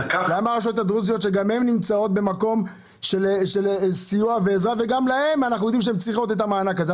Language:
Hebrew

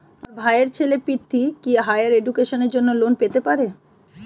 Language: Bangla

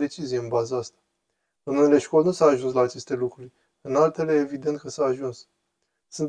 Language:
Romanian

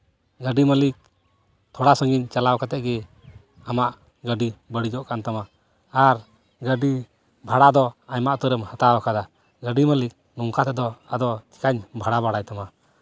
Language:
Santali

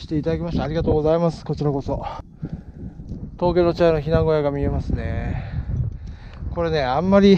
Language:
Japanese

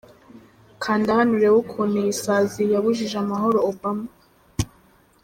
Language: Kinyarwanda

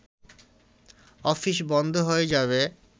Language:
Bangla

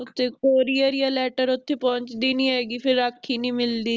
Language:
Punjabi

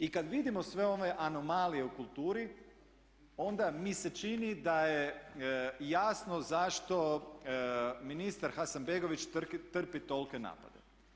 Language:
Croatian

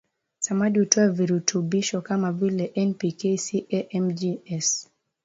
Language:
Swahili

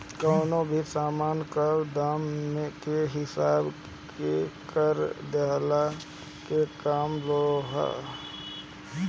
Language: Bhojpuri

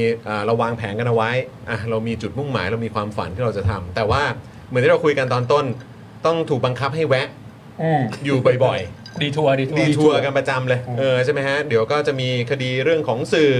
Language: Thai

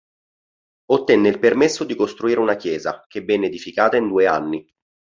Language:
Italian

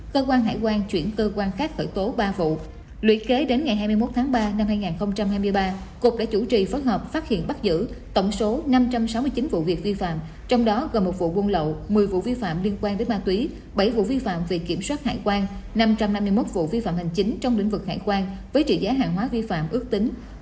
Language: Vietnamese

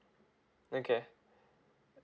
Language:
English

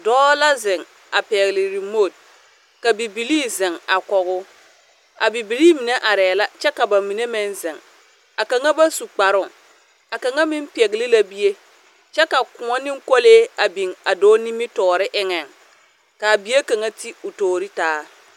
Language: Southern Dagaare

